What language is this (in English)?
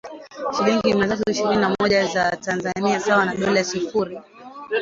Swahili